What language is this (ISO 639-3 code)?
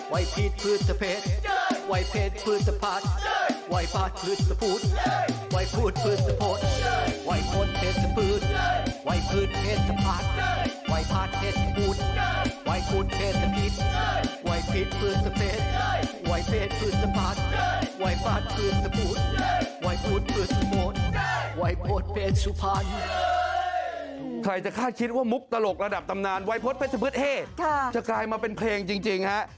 tha